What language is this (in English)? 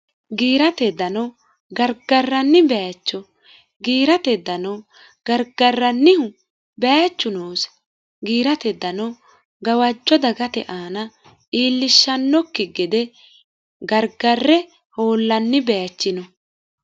Sidamo